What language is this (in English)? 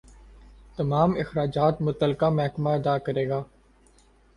Urdu